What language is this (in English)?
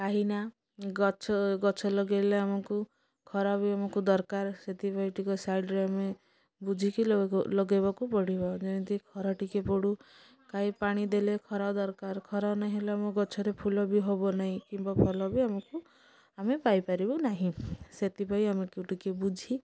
Odia